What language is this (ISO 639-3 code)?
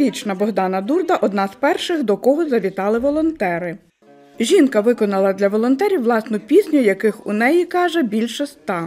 ukr